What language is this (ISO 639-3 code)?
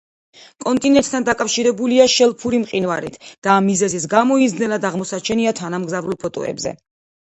kat